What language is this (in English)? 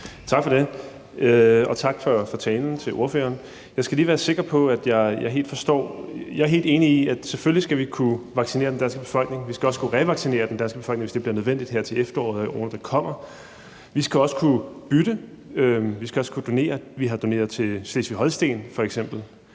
Danish